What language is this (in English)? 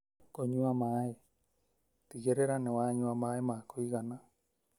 Kikuyu